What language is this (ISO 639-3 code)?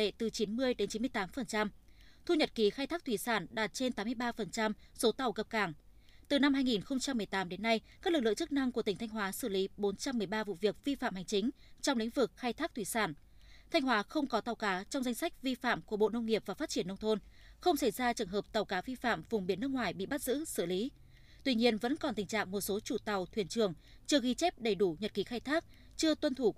vie